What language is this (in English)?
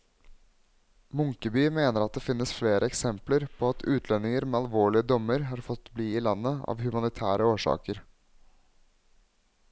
Norwegian